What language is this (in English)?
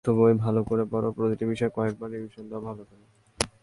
Bangla